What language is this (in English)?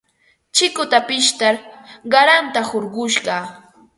Ambo-Pasco Quechua